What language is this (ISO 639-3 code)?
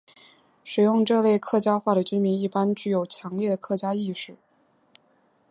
zho